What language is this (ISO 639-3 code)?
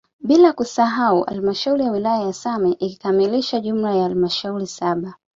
swa